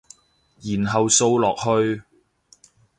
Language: Cantonese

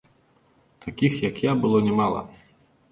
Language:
Belarusian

